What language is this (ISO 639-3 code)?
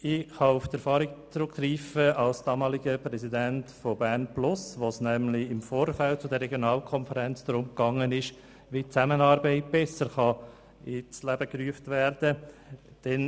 gsw